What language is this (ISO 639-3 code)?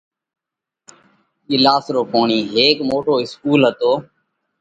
kvx